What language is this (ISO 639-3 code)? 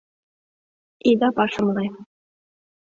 chm